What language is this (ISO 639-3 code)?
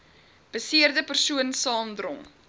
afr